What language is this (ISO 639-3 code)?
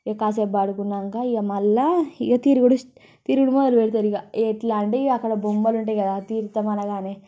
tel